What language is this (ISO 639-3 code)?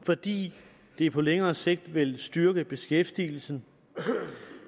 dan